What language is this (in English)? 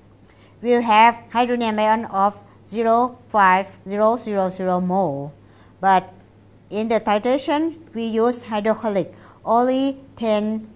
English